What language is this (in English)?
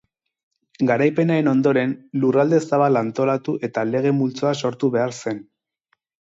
Basque